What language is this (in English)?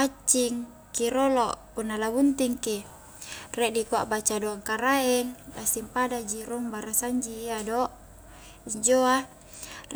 Highland Konjo